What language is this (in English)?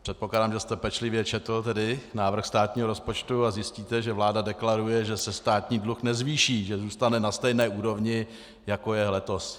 Czech